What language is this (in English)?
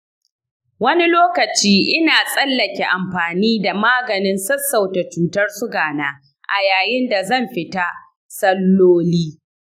Hausa